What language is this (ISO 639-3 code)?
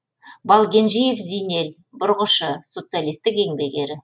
kaz